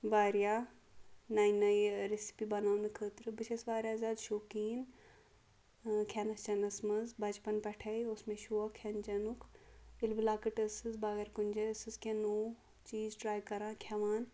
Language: Kashmiri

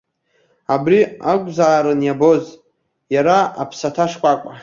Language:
Abkhazian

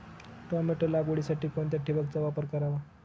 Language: Marathi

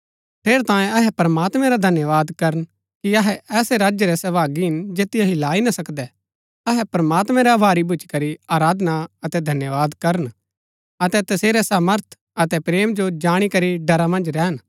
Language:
Gaddi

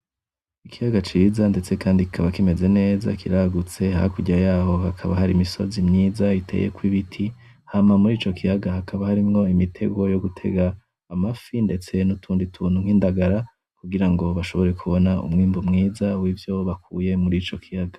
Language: Rundi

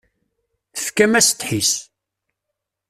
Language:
Kabyle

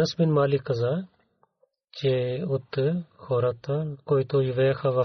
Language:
Bulgarian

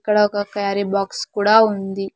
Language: Telugu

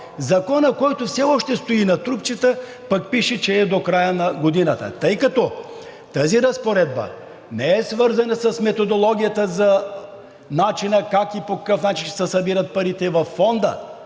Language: Bulgarian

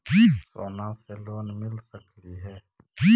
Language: Magahi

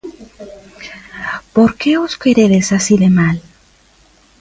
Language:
Galician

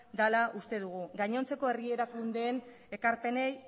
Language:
Basque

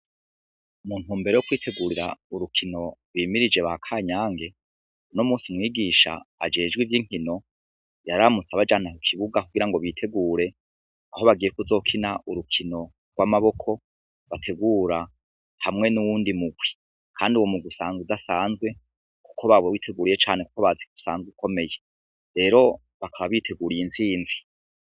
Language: Rundi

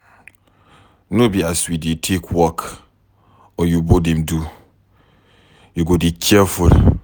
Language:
Nigerian Pidgin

